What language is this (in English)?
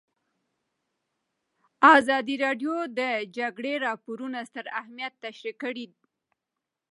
Pashto